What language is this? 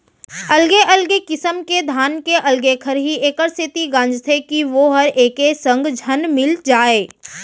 Chhattisgarhi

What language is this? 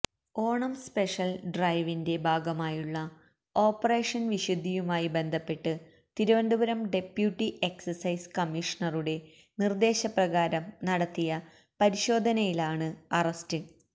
Malayalam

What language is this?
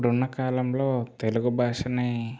Telugu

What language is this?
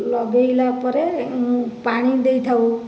Odia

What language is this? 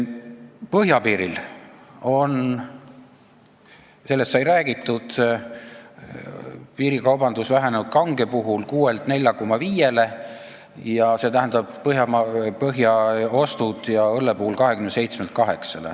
Estonian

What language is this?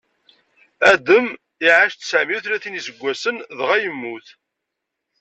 Kabyle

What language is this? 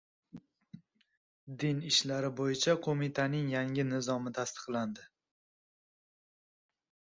Uzbek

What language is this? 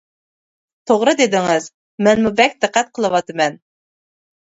Uyghur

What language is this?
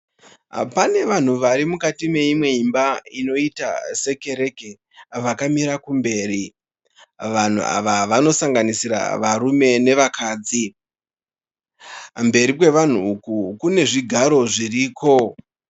Shona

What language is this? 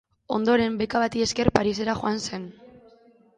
Basque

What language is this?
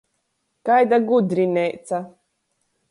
Latgalian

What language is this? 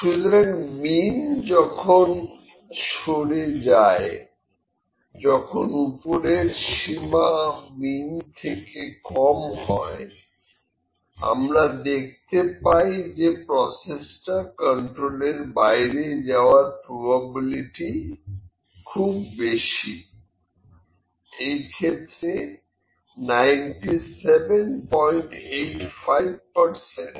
Bangla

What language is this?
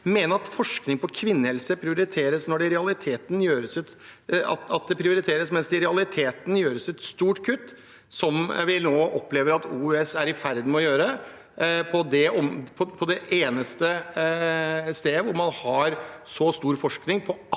Norwegian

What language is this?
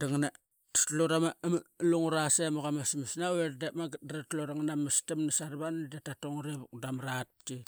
Qaqet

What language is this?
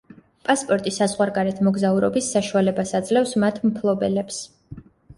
Georgian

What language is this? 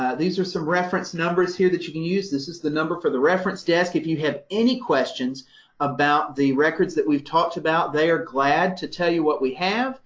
English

